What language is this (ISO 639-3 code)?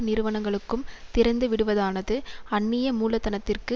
tam